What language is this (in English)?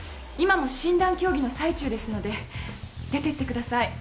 Japanese